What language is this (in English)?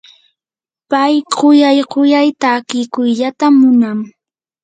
Yanahuanca Pasco Quechua